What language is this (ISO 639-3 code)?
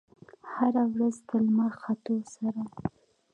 pus